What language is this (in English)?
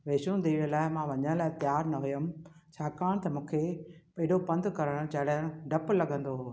Sindhi